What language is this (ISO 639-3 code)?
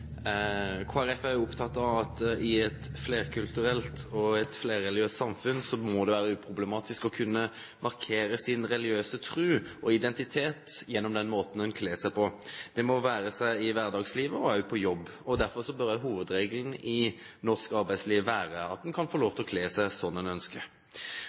nor